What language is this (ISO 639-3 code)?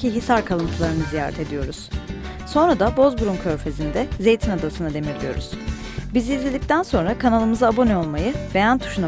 tur